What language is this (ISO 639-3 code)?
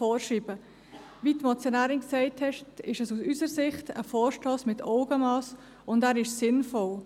gsw